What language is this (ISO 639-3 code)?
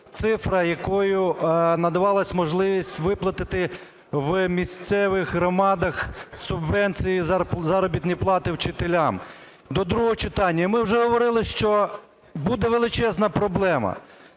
ukr